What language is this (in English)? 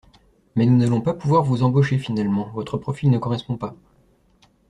French